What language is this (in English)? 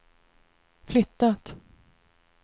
Swedish